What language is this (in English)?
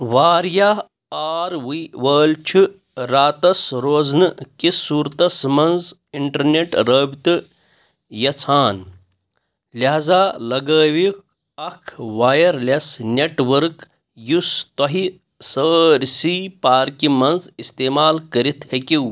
Kashmiri